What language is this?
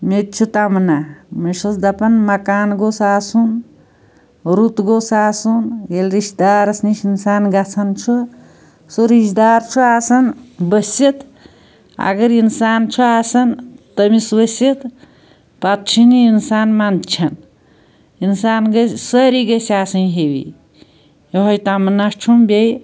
Kashmiri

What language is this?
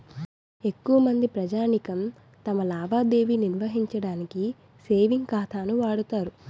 Telugu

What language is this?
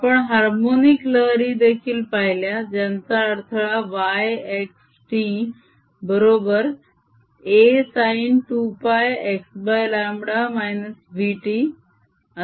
Marathi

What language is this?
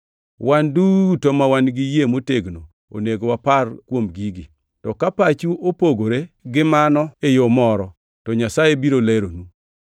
Luo (Kenya and Tanzania)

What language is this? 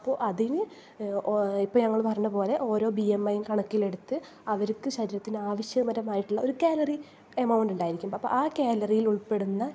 Malayalam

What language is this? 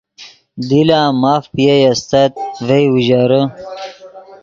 Yidgha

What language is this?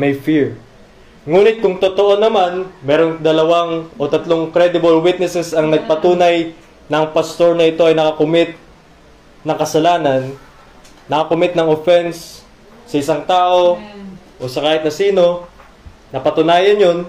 Filipino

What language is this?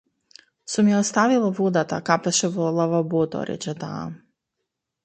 Macedonian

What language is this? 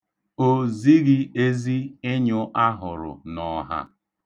Igbo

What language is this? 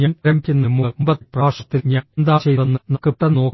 Malayalam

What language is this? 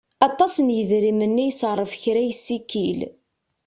Kabyle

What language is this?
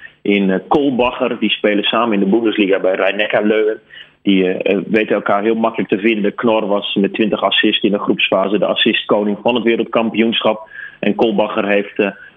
Dutch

